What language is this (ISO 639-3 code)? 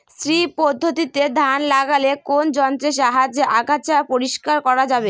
ben